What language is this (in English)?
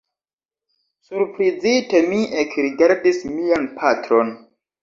Esperanto